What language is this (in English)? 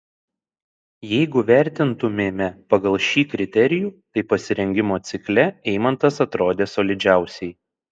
Lithuanian